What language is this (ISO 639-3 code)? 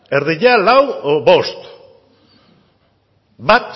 eus